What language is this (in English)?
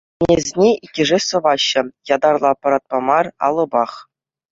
Chuvash